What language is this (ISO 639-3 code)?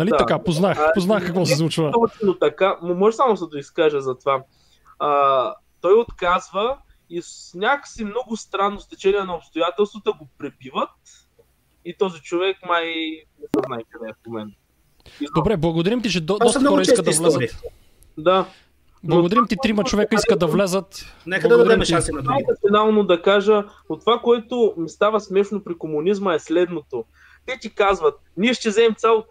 bul